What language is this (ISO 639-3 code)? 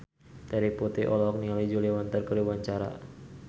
sun